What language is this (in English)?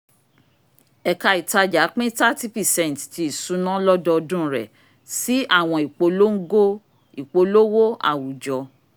Yoruba